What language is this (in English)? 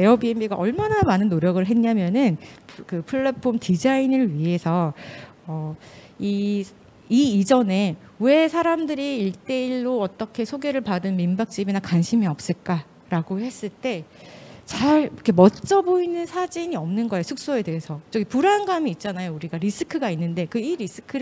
Korean